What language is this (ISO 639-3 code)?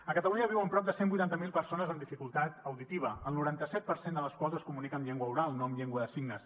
cat